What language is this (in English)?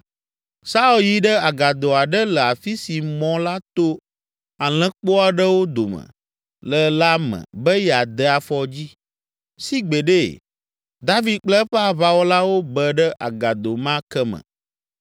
Ewe